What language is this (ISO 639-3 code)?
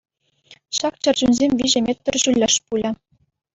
chv